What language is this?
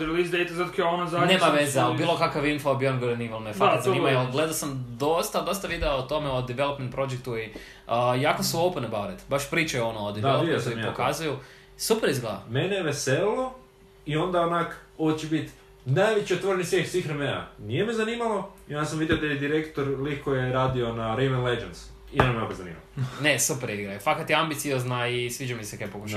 Croatian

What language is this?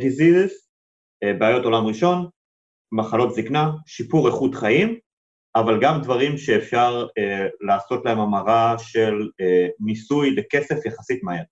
Hebrew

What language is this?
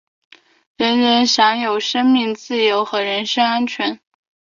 Chinese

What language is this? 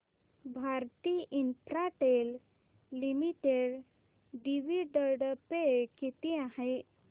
Marathi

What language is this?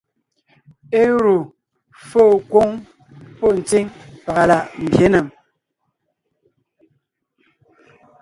Ngiemboon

